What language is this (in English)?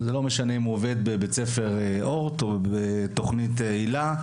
Hebrew